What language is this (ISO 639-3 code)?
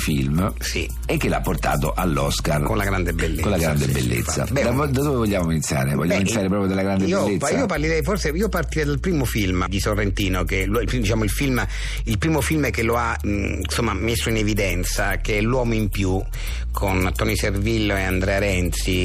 ita